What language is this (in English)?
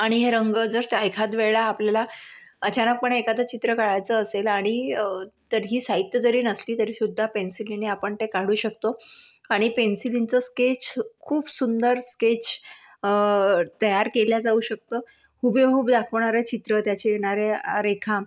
Marathi